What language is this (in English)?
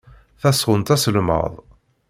Kabyle